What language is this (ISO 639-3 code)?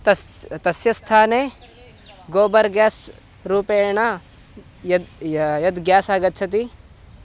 san